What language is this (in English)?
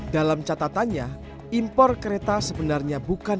Indonesian